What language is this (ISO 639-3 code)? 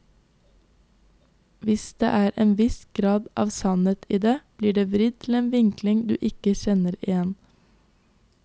nor